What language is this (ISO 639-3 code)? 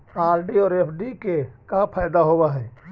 mag